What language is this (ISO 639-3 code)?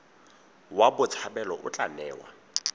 tsn